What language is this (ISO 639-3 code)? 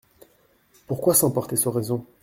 fra